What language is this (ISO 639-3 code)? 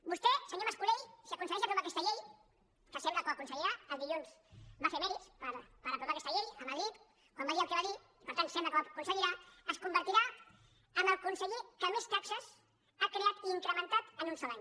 cat